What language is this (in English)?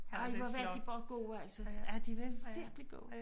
Danish